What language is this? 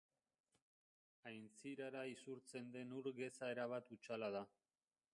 Basque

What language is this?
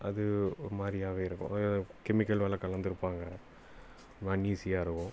Tamil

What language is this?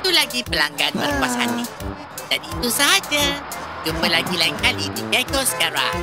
Malay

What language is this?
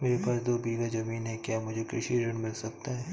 Hindi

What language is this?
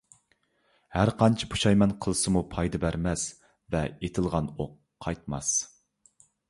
Uyghur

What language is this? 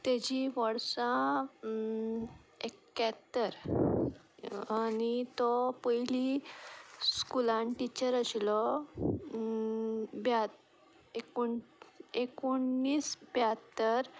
Konkani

